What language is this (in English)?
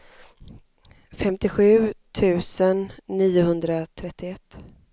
Swedish